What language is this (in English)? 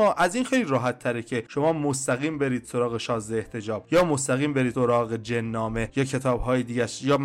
Persian